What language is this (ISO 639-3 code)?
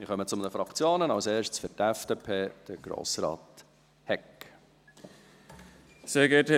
gsw